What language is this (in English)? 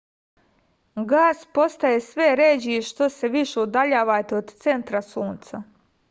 Serbian